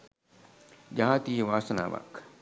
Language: Sinhala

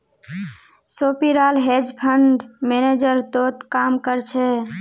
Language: Magahi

